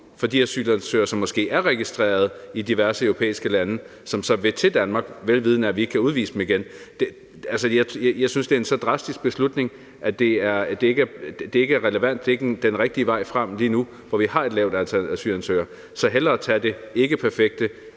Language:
Danish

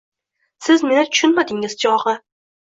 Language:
Uzbek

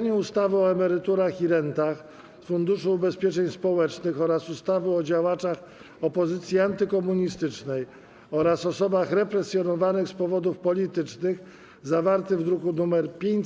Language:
Polish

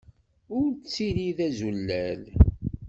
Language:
Kabyle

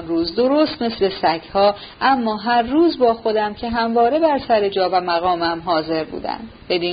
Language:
Persian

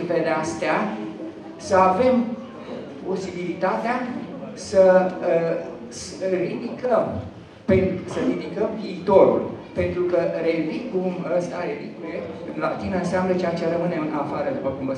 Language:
Romanian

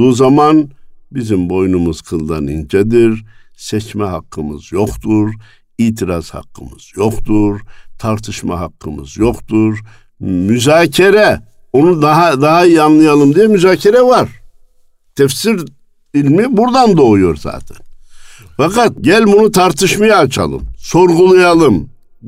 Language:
Turkish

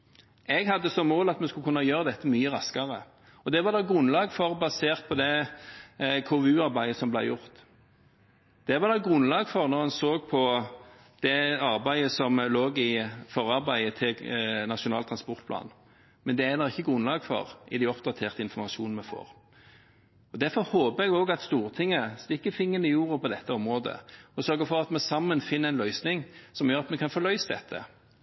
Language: Norwegian Bokmål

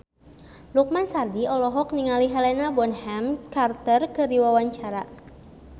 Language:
Sundanese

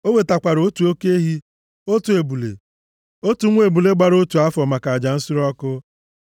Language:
Igbo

